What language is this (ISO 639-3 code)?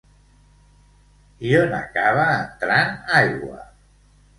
cat